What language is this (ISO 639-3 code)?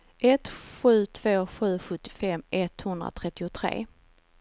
swe